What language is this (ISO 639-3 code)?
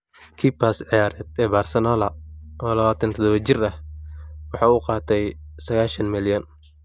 som